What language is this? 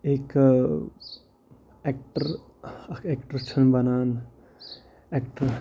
Kashmiri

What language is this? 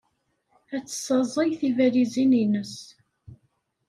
Kabyle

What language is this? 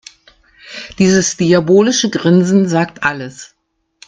German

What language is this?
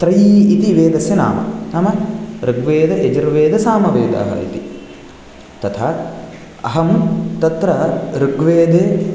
Sanskrit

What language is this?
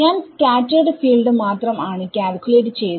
Malayalam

